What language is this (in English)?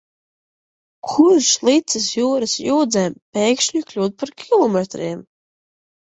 Latvian